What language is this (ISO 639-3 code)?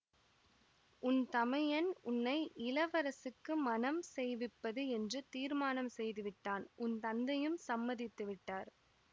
tam